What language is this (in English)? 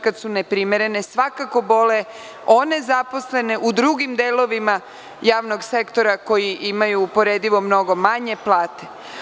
Serbian